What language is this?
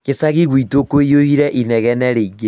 Kikuyu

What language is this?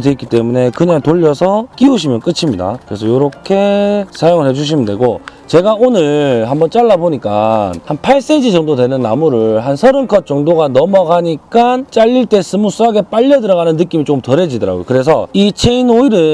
Korean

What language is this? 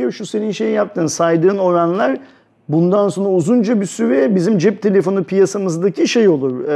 Turkish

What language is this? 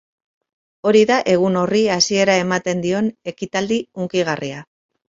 Basque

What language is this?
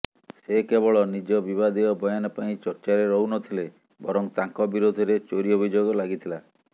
Odia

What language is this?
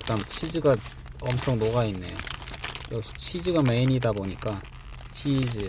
Korean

